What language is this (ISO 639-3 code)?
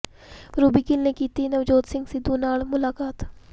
pan